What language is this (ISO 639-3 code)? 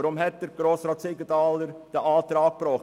gsw